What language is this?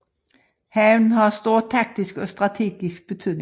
Danish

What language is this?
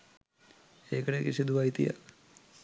Sinhala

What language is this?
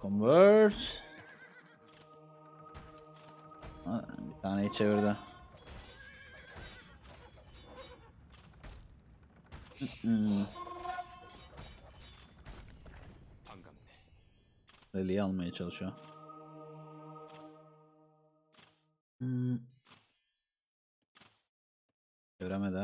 Turkish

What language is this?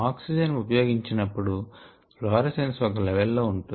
Telugu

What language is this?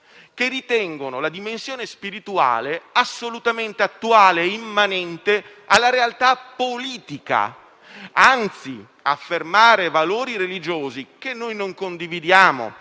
Italian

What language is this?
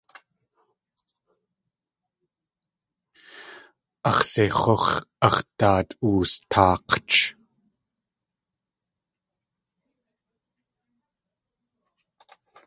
Tlingit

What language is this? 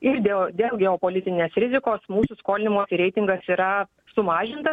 Lithuanian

